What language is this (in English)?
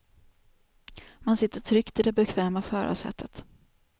Swedish